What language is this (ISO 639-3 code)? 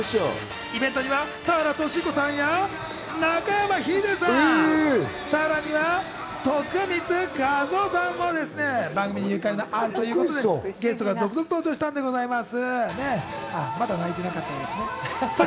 jpn